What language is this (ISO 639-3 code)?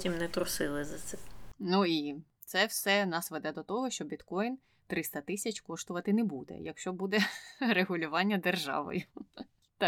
ukr